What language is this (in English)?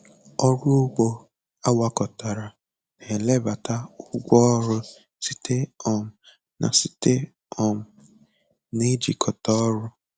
Igbo